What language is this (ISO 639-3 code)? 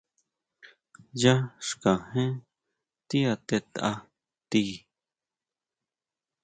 mau